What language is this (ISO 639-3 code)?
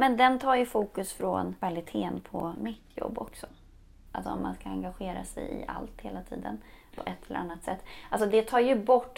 swe